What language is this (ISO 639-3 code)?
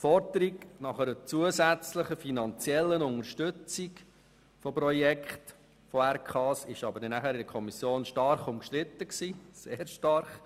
gsw